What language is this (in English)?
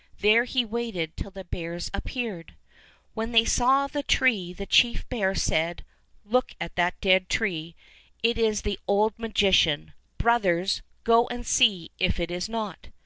English